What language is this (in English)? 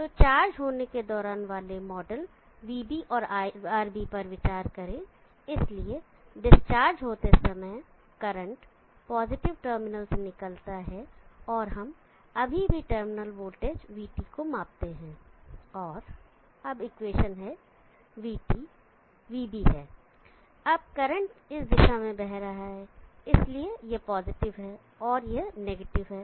Hindi